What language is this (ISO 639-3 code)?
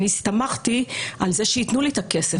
heb